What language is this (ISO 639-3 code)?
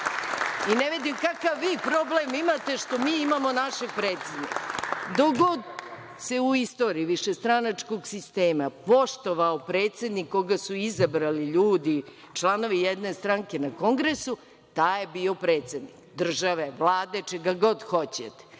srp